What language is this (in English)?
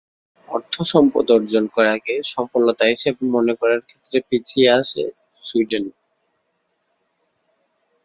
Bangla